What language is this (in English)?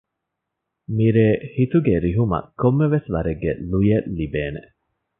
Divehi